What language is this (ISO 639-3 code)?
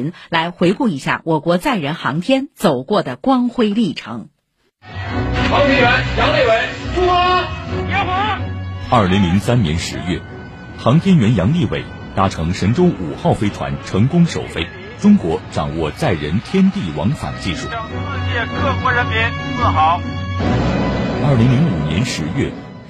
zho